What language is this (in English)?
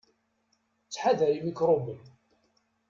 Kabyle